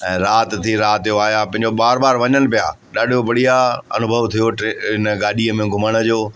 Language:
Sindhi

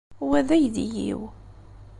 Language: Kabyle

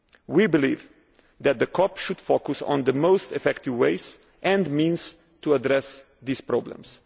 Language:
English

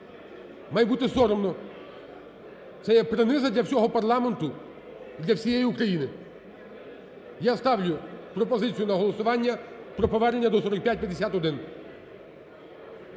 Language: Ukrainian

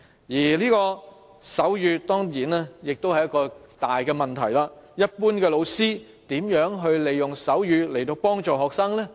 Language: Cantonese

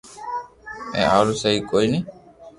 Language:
Loarki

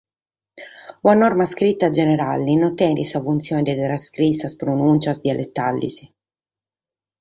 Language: Sardinian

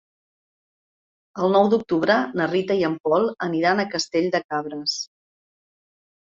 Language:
Catalan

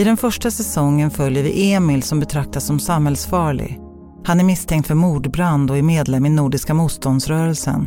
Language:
Swedish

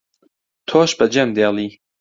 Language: Central Kurdish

